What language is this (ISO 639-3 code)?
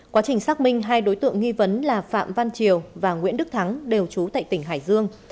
vie